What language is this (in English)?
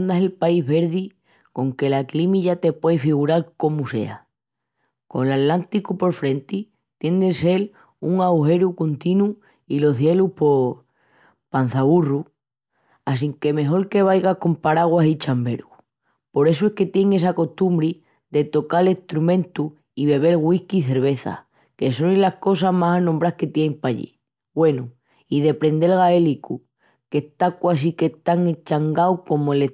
Extremaduran